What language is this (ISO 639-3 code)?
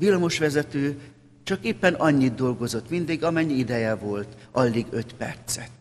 hun